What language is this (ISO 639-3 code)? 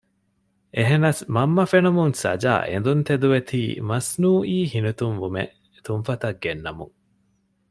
div